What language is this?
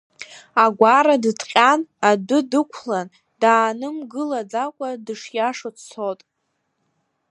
Abkhazian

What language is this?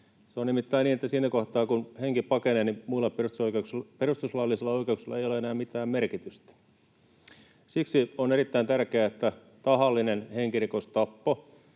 Finnish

